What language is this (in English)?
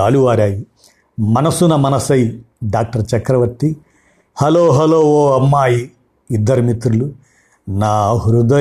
Telugu